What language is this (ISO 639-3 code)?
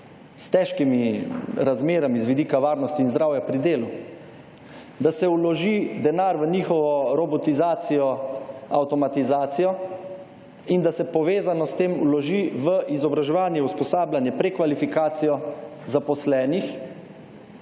slv